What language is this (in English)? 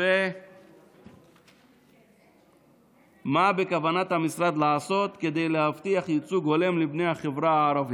Hebrew